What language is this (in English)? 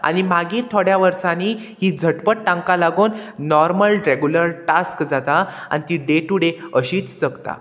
Konkani